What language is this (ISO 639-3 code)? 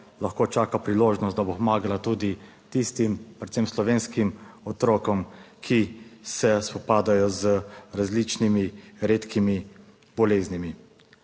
slv